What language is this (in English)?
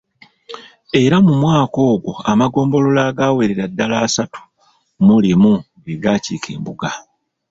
Ganda